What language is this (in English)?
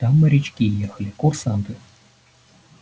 Russian